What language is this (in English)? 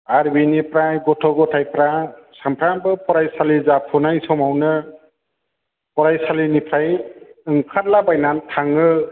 Bodo